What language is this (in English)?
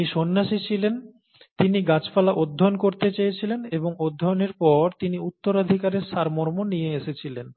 Bangla